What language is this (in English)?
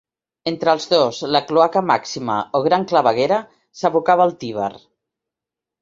Catalan